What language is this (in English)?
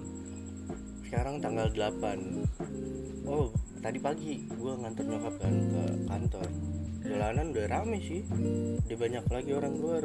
Indonesian